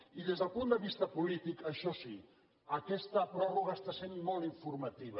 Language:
Catalan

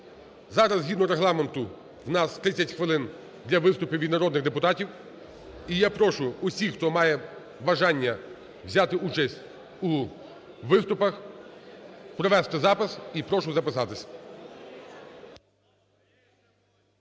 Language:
Ukrainian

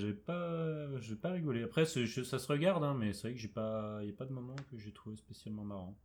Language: French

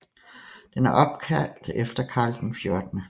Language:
Danish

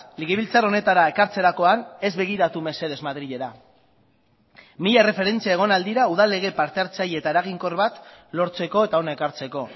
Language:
Basque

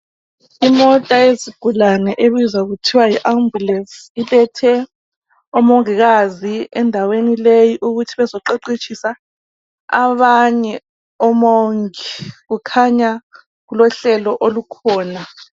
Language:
North Ndebele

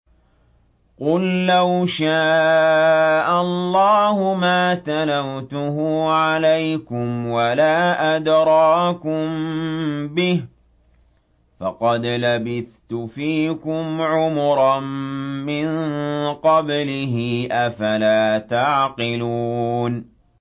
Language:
Arabic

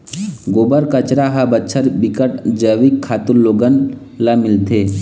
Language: Chhattisgarhi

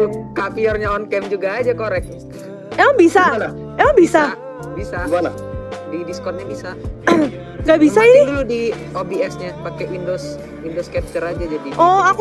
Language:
Indonesian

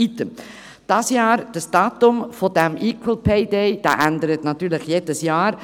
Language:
Swiss German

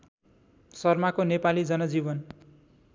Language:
Nepali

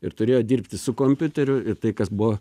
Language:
Lithuanian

